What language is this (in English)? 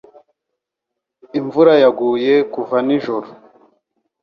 Kinyarwanda